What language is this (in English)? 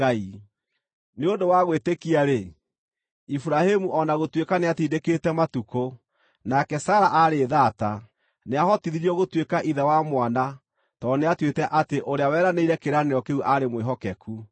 Kikuyu